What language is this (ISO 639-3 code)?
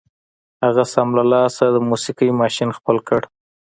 pus